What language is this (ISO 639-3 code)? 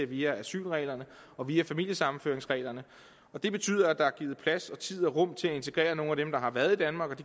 dan